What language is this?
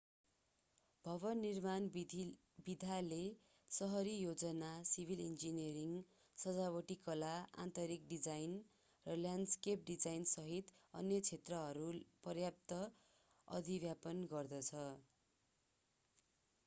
Nepali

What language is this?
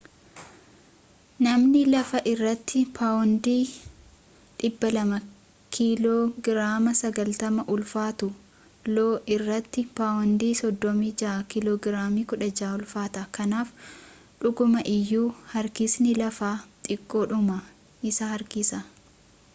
Oromo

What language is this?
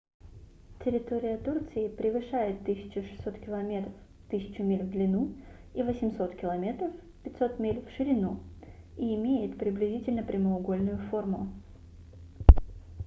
Russian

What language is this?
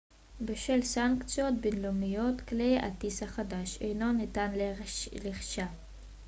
Hebrew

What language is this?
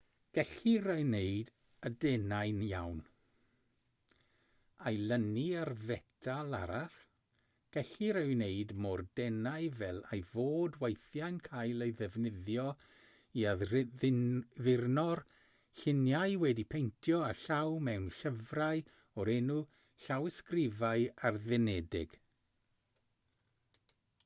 Welsh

